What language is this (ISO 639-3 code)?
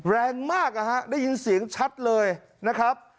tha